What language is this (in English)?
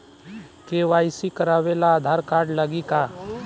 Bhojpuri